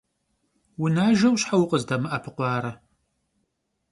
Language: Kabardian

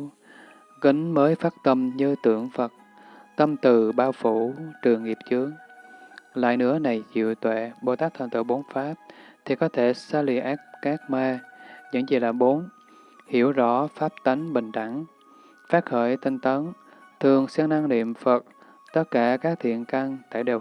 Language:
Vietnamese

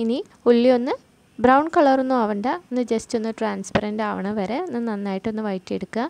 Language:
Malayalam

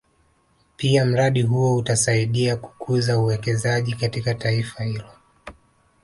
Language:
Swahili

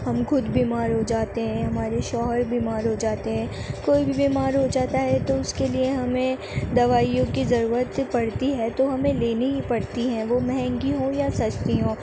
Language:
Urdu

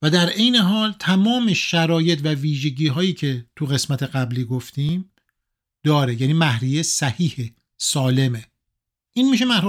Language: Persian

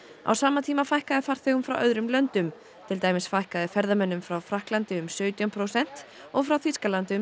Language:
Icelandic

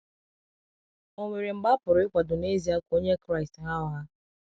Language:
Igbo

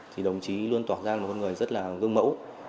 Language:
Vietnamese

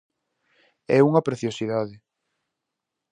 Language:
Galician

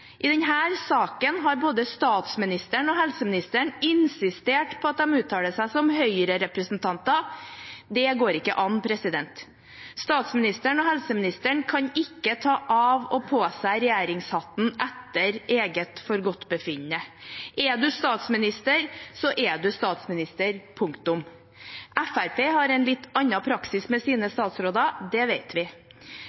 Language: Norwegian Bokmål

